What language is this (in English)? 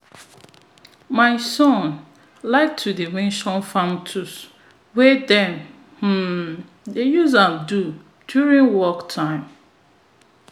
Nigerian Pidgin